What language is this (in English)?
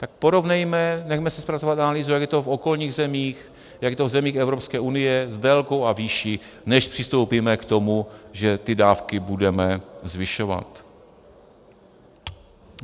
Czech